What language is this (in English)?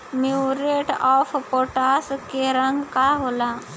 Bhojpuri